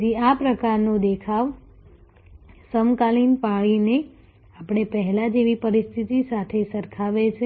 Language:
Gujarati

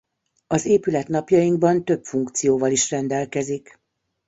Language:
Hungarian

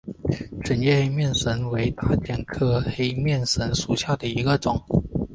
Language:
Chinese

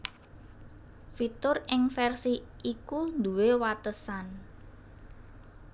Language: Javanese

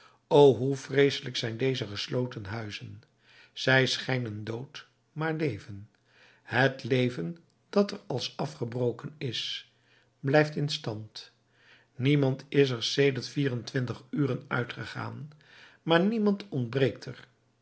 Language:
Dutch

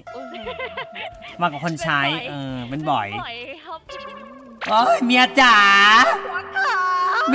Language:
Thai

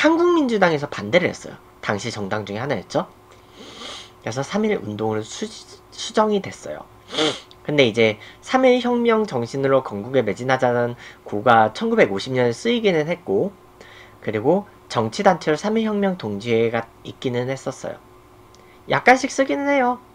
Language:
Korean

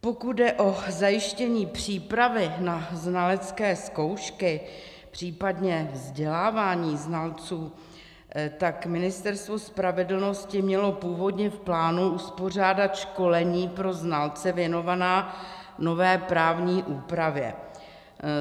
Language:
Czech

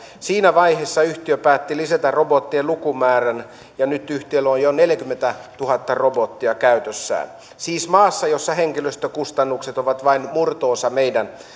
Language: Finnish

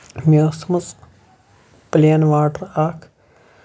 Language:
Kashmiri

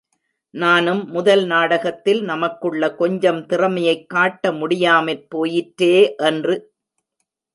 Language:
Tamil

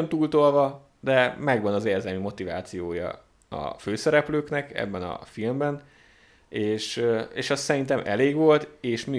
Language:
Hungarian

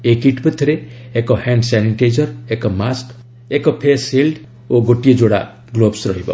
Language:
Odia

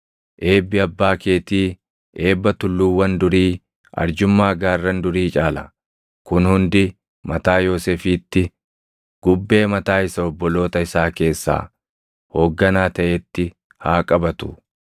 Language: Oromo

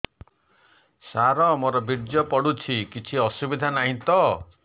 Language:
Odia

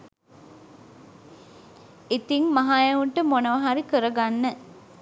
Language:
Sinhala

